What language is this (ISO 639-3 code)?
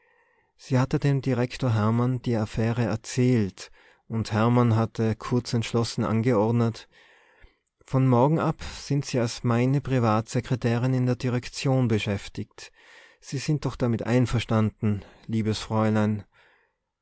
deu